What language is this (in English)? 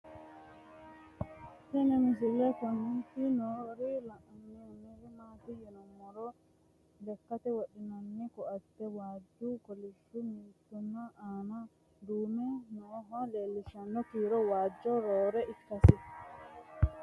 Sidamo